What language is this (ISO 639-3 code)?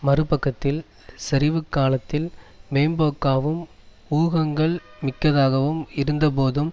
tam